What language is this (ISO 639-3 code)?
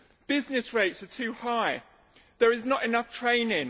eng